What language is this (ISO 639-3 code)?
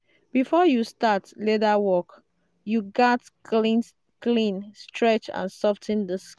pcm